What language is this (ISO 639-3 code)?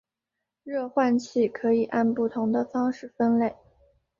zho